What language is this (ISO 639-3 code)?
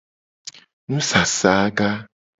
gej